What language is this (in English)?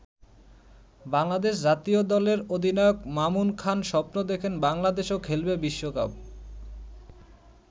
Bangla